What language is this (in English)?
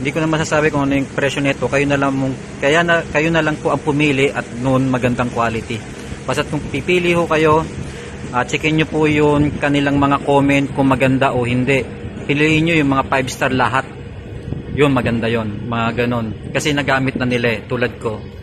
Filipino